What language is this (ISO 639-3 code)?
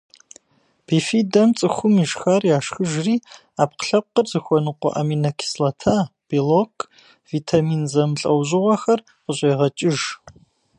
kbd